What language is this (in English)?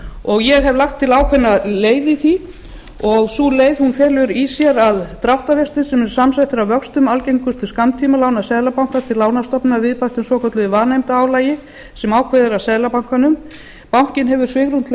Icelandic